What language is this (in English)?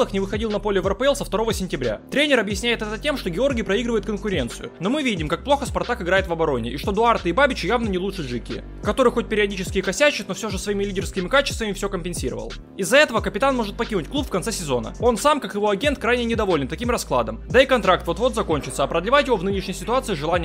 Russian